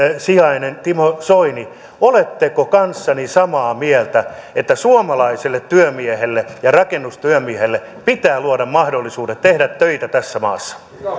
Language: Finnish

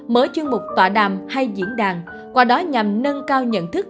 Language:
Vietnamese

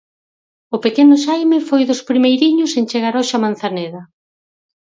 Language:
Galician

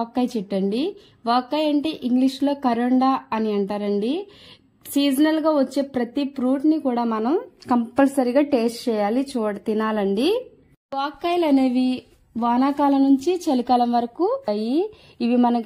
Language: Telugu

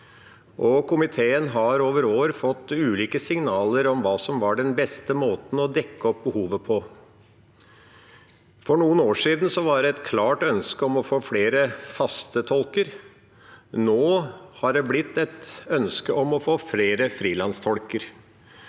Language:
Norwegian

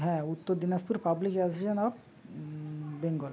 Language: Bangla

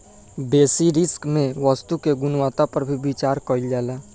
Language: Bhojpuri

